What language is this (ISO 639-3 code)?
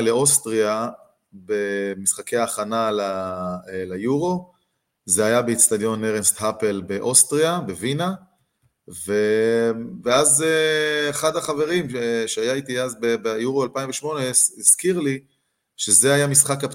heb